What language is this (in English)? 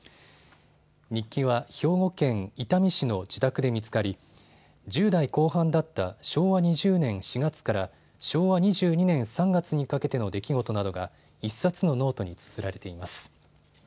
Japanese